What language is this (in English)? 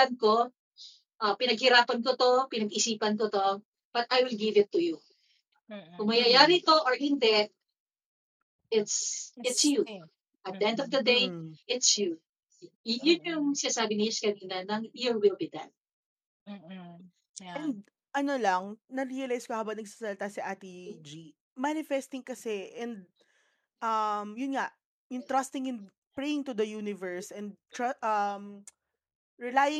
Filipino